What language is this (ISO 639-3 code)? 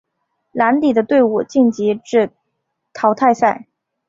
zho